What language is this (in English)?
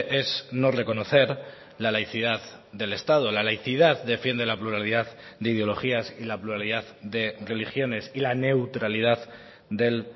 Spanish